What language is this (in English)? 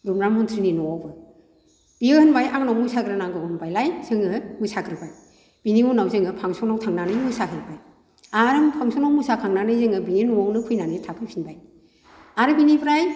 Bodo